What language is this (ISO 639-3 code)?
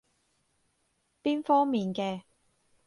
yue